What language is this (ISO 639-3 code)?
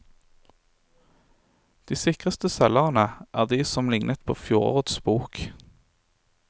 nor